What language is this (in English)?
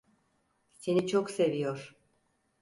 Turkish